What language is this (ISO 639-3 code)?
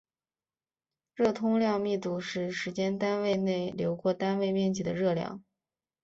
zho